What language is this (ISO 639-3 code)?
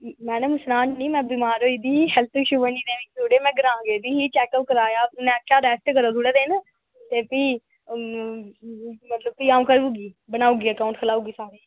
doi